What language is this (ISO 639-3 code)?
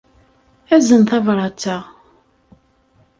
kab